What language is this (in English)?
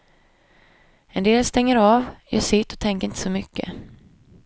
Swedish